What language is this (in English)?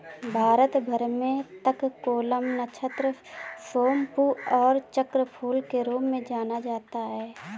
Hindi